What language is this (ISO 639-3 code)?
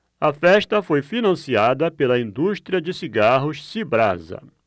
por